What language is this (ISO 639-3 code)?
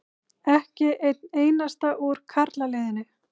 isl